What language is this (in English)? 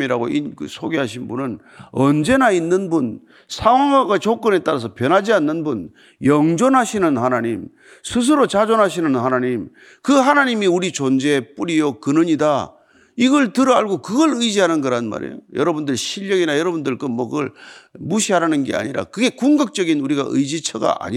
Korean